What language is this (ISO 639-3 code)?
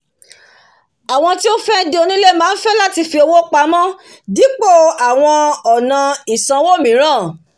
yor